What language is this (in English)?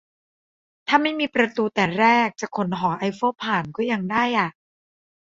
Thai